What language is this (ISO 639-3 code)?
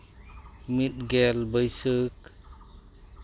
sat